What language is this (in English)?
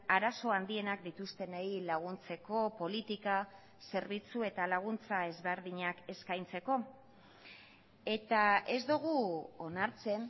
Basque